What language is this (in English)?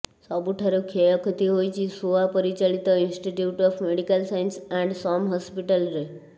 Odia